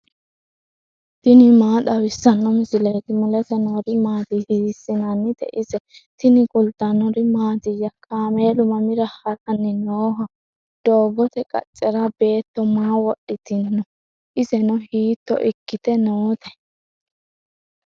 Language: Sidamo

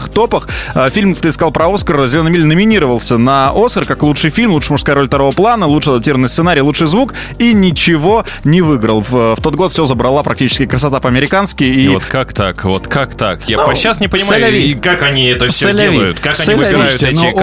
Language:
Russian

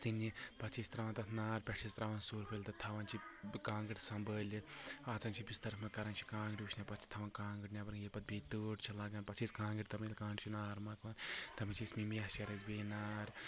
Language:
Kashmiri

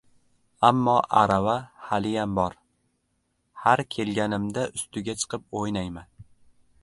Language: Uzbek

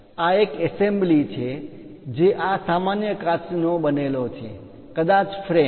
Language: Gujarati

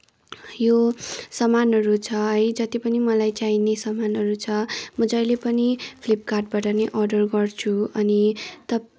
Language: Nepali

